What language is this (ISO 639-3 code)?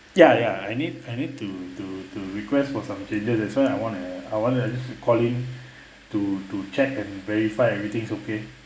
eng